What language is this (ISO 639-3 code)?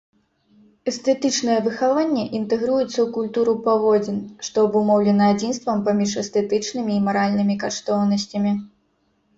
bel